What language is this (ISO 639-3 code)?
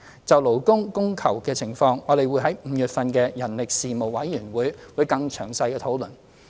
yue